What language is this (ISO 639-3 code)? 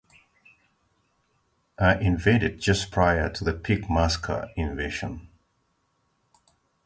eng